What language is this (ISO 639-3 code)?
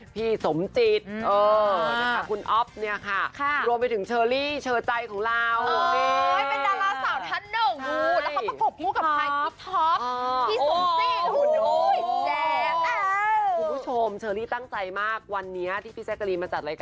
tha